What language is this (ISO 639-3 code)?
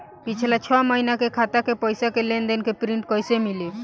bho